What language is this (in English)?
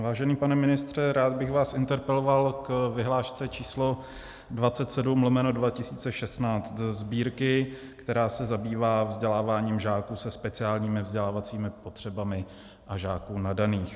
Czech